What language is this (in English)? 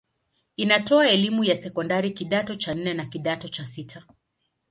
Swahili